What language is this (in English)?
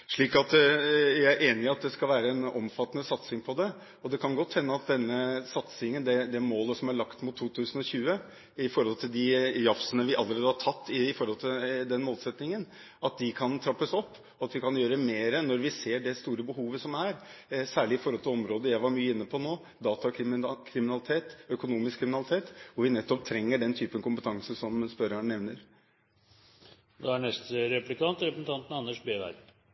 Norwegian Bokmål